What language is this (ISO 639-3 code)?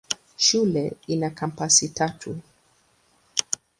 swa